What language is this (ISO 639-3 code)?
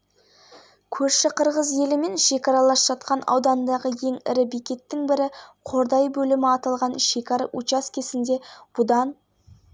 kaz